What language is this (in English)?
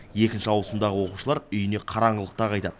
Kazakh